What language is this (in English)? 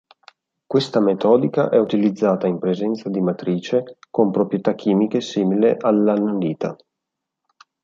Italian